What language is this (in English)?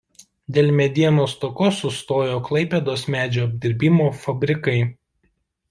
Lithuanian